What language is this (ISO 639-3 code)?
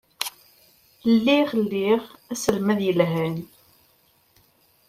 kab